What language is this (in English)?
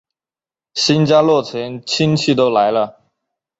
Chinese